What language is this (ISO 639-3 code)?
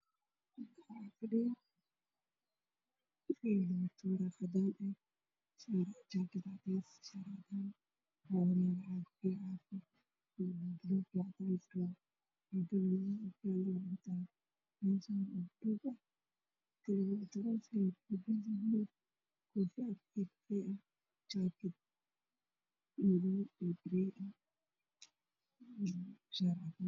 som